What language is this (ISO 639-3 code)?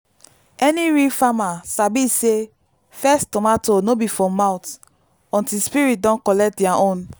pcm